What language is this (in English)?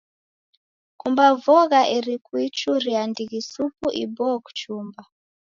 Taita